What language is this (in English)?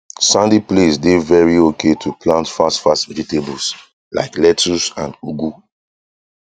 Nigerian Pidgin